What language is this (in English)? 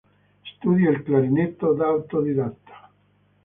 Italian